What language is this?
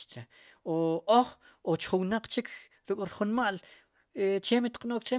Sipacapense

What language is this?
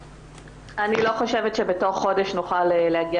Hebrew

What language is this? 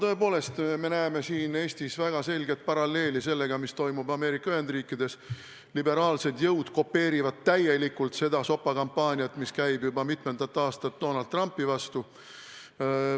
Estonian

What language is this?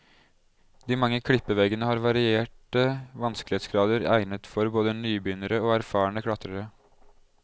Norwegian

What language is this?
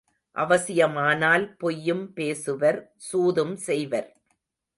Tamil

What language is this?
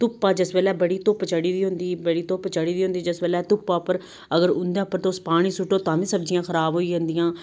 Dogri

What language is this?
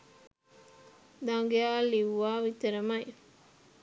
Sinhala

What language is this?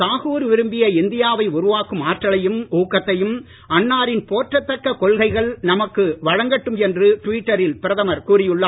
Tamil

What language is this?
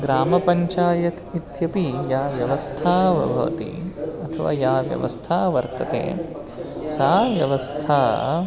Sanskrit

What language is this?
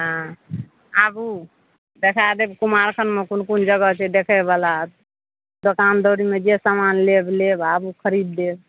Maithili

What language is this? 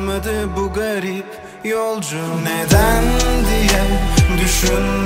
Turkish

